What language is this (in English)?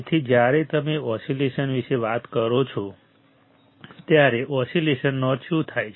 Gujarati